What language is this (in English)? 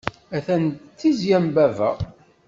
Kabyle